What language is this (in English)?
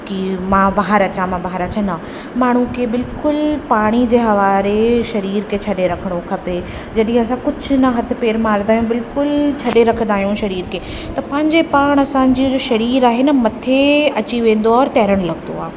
Sindhi